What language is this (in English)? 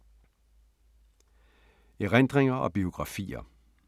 Danish